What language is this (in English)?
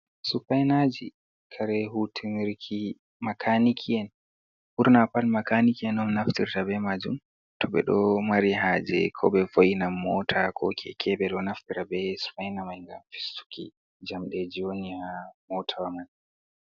Fula